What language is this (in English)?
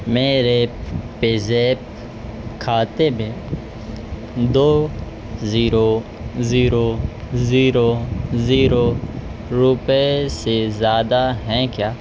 Urdu